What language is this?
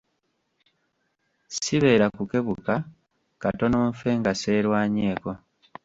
Ganda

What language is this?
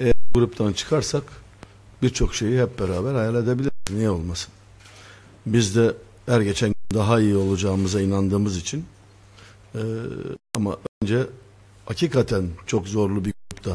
Turkish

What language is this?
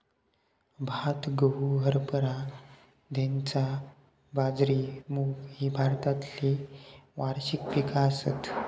Marathi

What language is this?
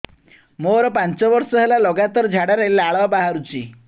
Odia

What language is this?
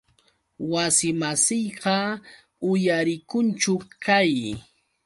Yauyos Quechua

